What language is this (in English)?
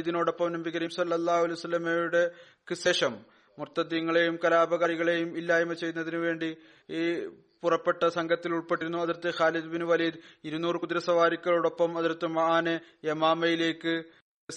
Malayalam